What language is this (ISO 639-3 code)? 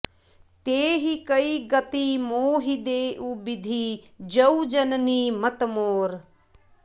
san